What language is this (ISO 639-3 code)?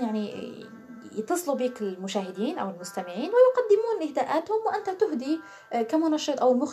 ara